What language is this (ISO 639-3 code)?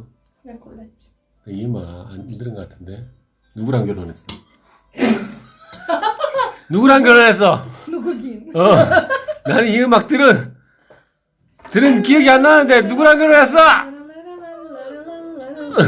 kor